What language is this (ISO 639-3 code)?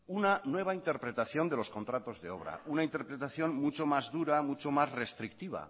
spa